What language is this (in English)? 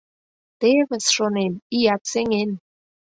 Mari